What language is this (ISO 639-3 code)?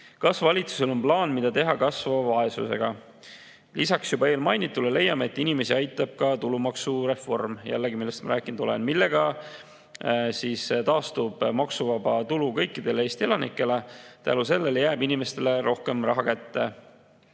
est